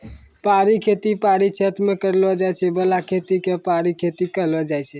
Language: Maithili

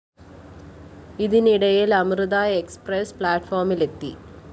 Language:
Malayalam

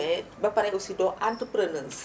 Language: Wolof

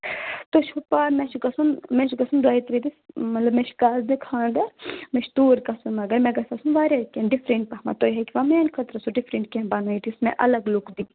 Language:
Kashmiri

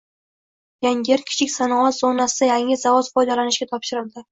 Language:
Uzbek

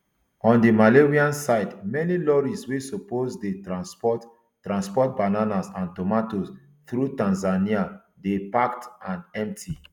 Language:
Nigerian Pidgin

